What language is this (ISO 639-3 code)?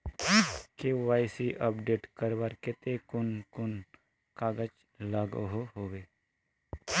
mag